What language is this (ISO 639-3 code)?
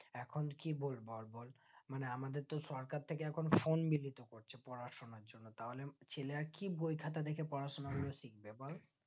ben